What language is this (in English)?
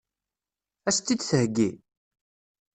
Kabyle